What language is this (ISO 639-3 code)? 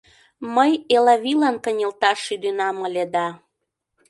chm